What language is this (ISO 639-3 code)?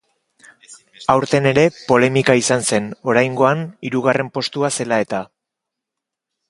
eus